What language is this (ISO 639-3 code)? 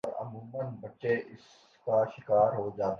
urd